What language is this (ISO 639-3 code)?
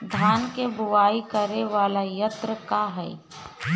bho